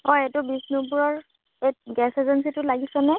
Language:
Assamese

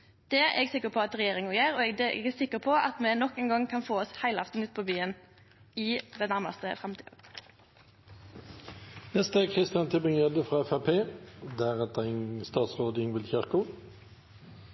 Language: Norwegian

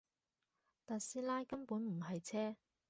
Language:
Cantonese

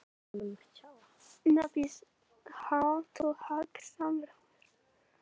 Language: Icelandic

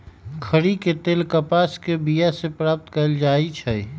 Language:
Magahi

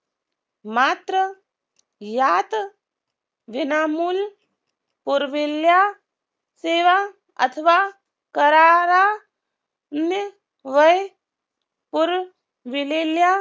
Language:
Marathi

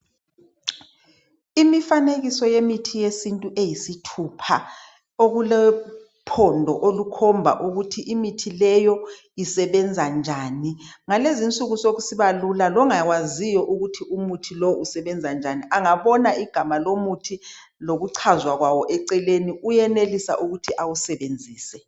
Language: North Ndebele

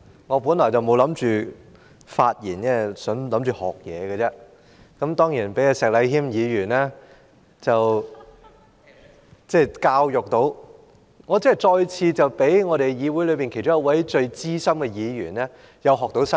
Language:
Cantonese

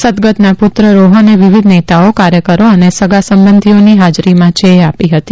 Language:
Gujarati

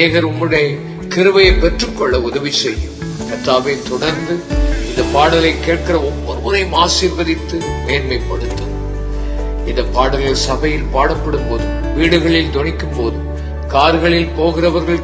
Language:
Tamil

